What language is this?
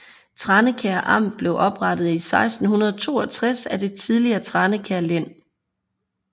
Danish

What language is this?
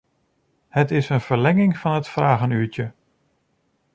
Dutch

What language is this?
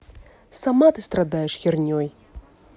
Russian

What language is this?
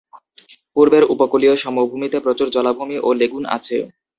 Bangla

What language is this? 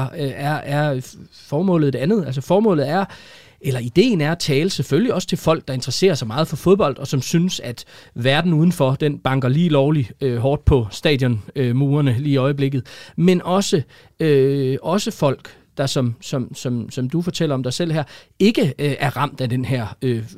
Danish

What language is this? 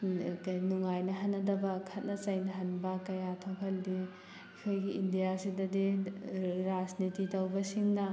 Manipuri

